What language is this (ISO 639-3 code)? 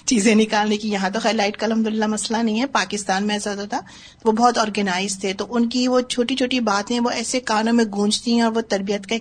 urd